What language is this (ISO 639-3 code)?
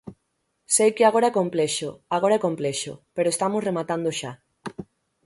glg